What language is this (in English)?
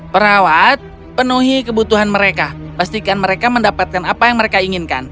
Indonesian